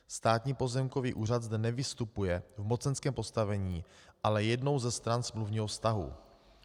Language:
Czech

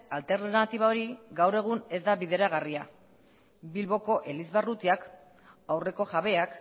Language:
Basque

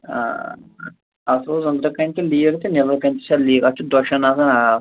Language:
Kashmiri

